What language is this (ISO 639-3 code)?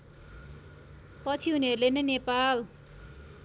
nep